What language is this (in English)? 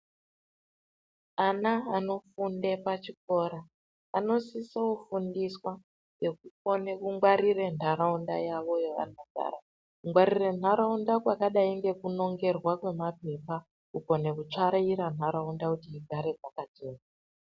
Ndau